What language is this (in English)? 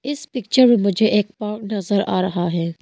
Hindi